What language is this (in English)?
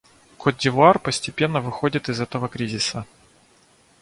Russian